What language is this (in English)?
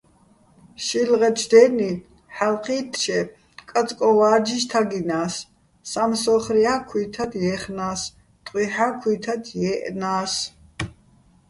Bats